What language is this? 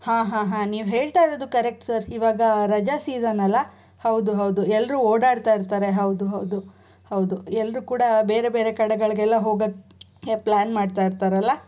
Kannada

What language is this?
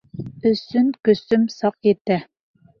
Bashkir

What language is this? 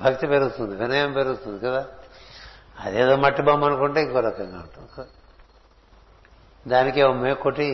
Telugu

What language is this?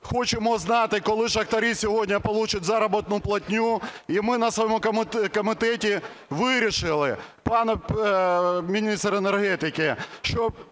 Ukrainian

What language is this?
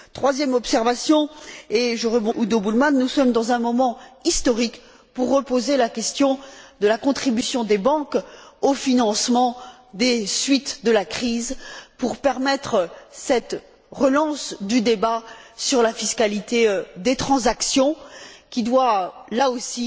French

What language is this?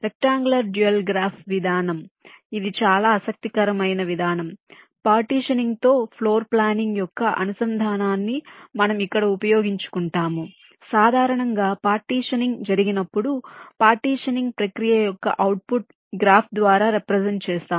Telugu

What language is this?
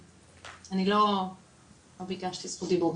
Hebrew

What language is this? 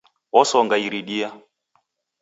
Taita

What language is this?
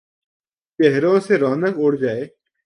Urdu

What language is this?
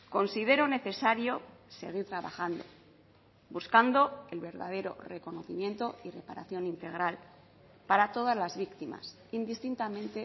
Spanish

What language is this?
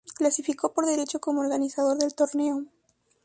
Spanish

